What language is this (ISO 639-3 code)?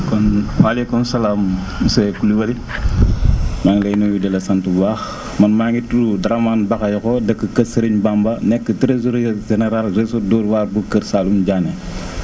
wol